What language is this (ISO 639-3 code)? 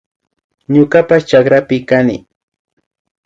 qvi